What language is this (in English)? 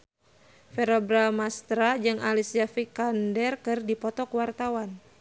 Sundanese